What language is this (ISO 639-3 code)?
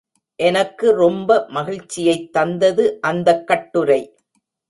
tam